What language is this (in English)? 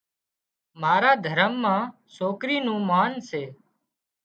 Wadiyara Koli